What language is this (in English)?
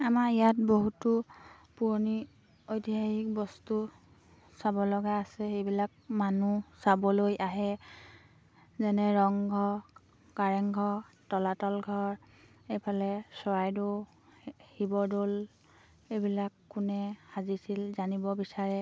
Assamese